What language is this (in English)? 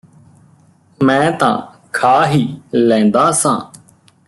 Punjabi